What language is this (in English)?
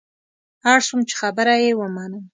Pashto